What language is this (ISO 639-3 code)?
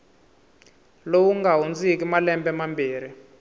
tso